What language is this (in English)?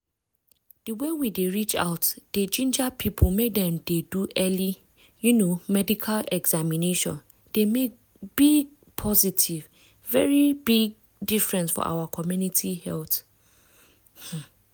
Nigerian Pidgin